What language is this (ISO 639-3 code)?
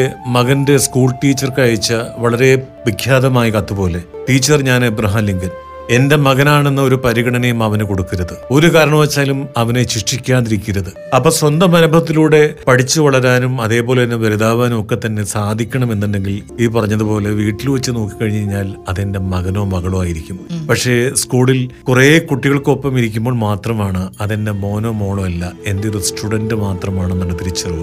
mal